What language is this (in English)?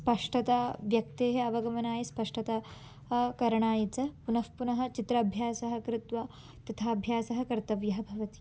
Sanskrit